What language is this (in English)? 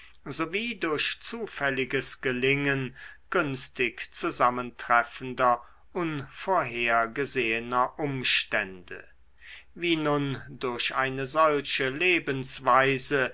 German